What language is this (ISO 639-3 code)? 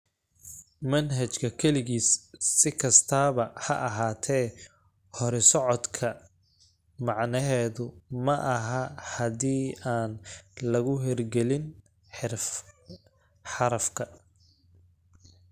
som